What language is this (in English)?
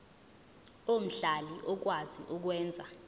Zulu